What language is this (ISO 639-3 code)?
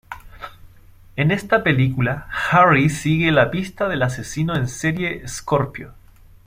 spa